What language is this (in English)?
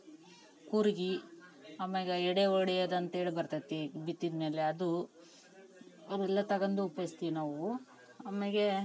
Kannada